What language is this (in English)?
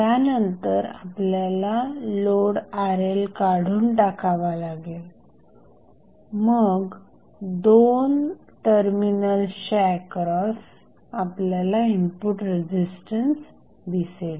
Marathi